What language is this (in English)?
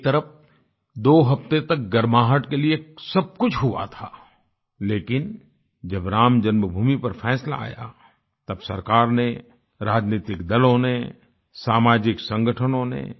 Hindi